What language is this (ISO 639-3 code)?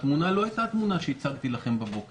heb